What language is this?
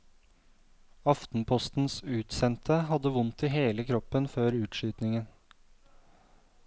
Norwegian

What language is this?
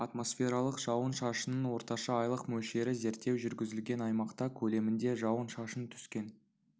Kazakh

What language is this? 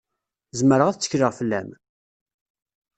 Kabyle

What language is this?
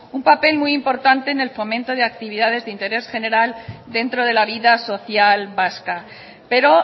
Spanish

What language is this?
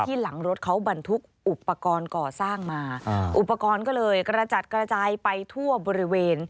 Thai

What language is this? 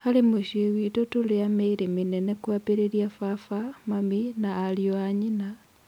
Kikuyu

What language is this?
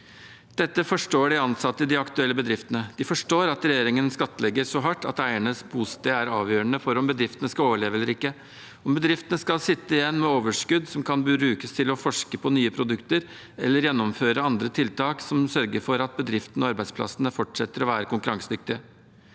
Norwegian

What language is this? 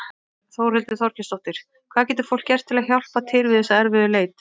Icelandic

